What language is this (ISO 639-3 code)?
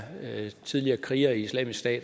dan